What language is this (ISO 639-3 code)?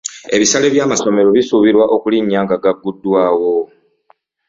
lug